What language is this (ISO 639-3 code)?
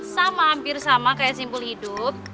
ind